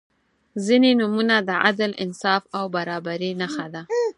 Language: Pashto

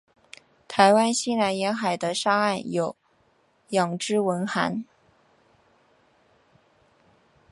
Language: Chinese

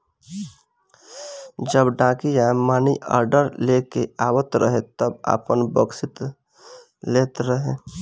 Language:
Bhojpuri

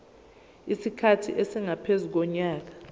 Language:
Zulu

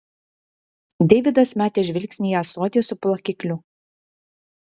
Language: Lithuanian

